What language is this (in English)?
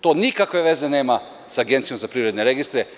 Serbian